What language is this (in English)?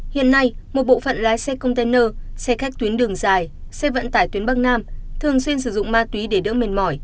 Vietnamese